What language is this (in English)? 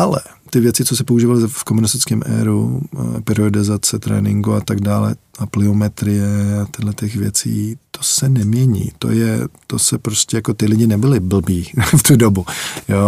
Czech